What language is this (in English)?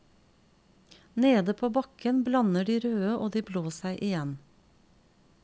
Norwegian